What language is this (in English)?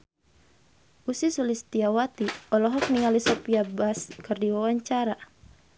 Sundanese